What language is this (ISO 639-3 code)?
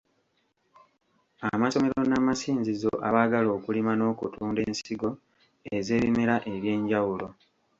lug